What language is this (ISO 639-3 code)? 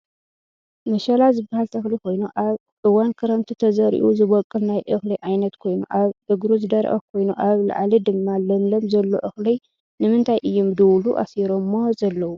tir